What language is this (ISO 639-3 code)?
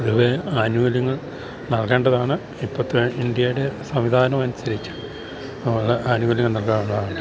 mal